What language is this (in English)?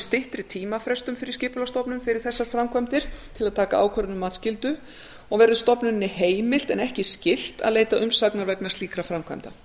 Icelandic